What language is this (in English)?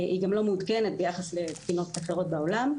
Hebrew